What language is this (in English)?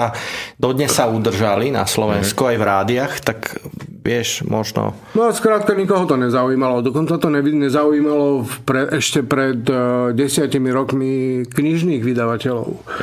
Czech